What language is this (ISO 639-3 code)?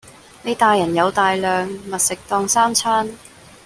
yue